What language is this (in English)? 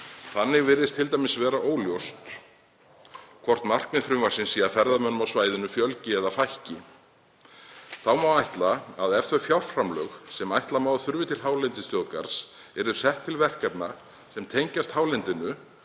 Icelandic